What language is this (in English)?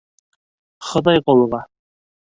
Bashkir